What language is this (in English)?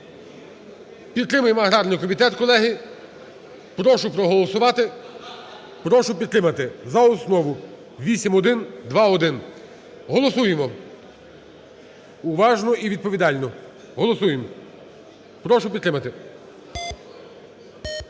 Ukrainian